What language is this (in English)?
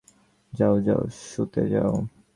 Bangla